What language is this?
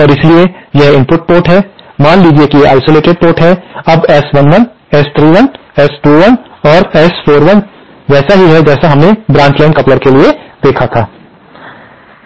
Hindi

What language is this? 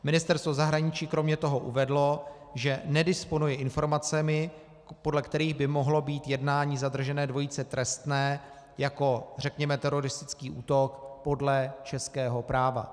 Czech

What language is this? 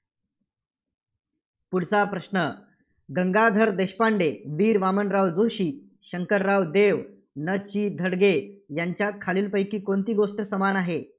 Marathi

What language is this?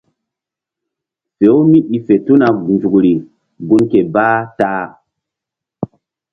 Mbum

